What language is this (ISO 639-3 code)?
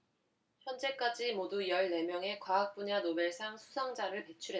kor